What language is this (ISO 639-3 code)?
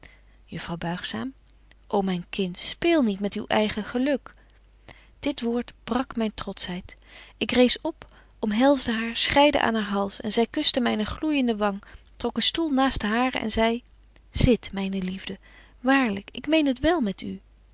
nld